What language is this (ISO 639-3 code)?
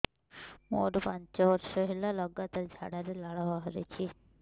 ori